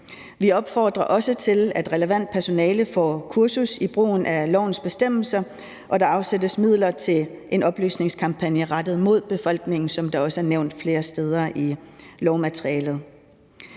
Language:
Danish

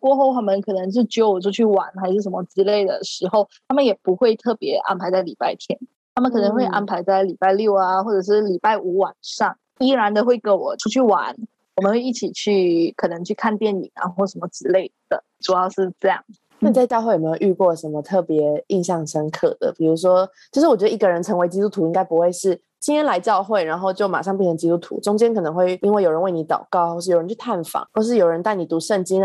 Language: Chinese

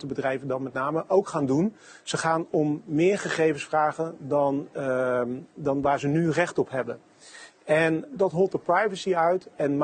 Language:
Dutch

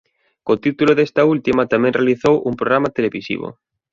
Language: Galician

